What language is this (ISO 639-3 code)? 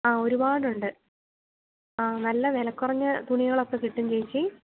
mal